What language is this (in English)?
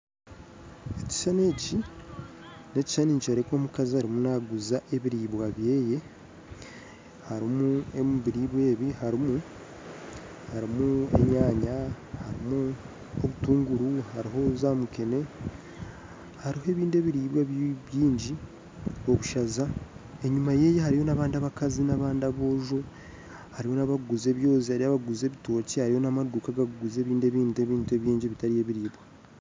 Nyankole